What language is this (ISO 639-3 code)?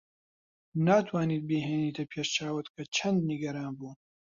ckb